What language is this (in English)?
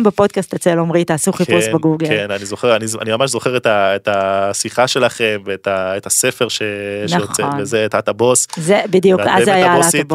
Hebrew